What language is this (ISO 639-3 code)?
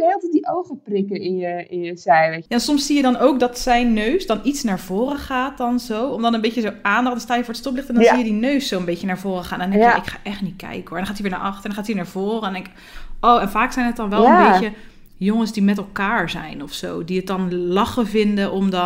nld